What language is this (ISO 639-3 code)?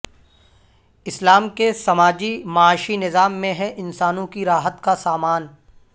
urd